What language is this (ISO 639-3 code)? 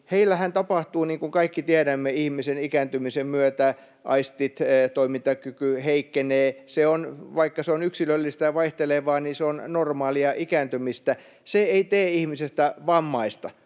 fin